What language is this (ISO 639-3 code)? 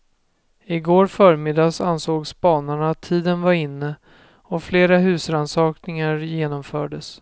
swe